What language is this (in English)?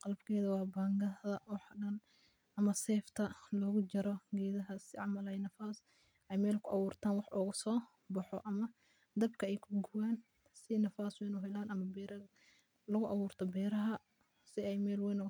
Somali